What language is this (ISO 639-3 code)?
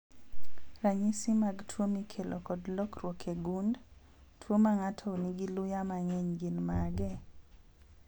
luo